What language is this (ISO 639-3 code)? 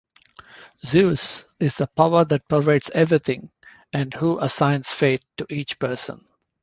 eng